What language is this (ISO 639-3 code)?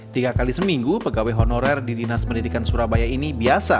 ind